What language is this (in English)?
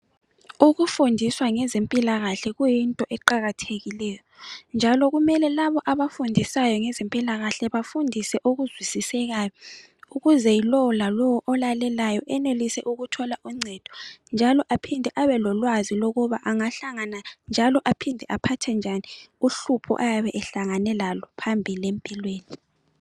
North Ndebele